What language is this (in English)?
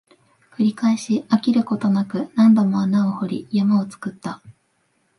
Japanese